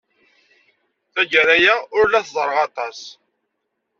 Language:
Kabyle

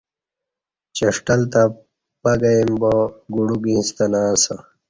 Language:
Kati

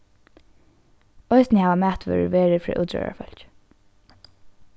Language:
Faroese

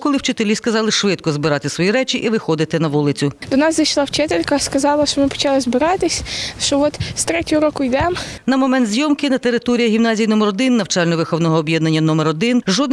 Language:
Ukrainian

